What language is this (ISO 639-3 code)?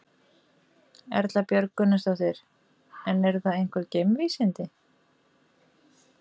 isl